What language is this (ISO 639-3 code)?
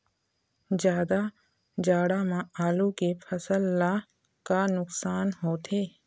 hne